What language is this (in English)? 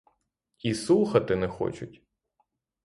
Ukrainian